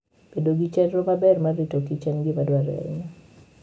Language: Luo (Kenya and Tanzania)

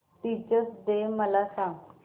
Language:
Marathi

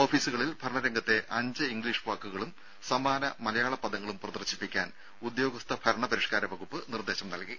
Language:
Malayalam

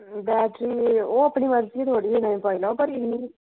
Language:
Dogri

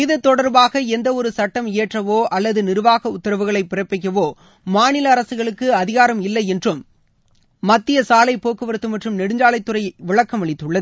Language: Tamil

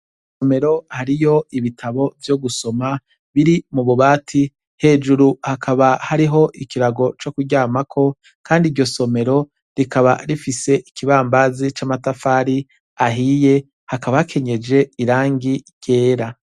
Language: Rundi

